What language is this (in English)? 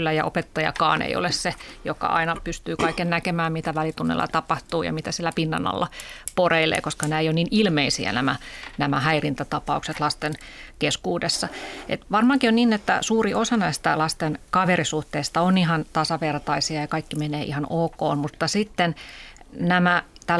Finnish